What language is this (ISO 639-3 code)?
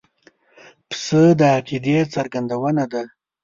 pus